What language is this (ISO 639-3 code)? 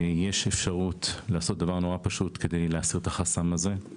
heb